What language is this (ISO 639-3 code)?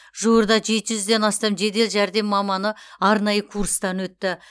kaz